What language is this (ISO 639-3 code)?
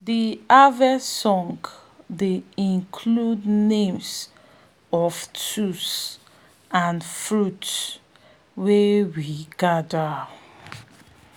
pcm